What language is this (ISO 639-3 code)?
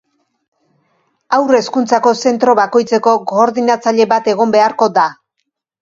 eus